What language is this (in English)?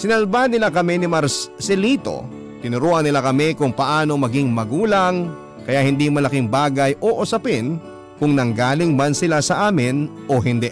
Filipino